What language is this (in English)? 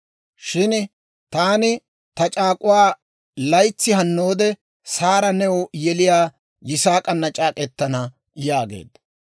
Dawro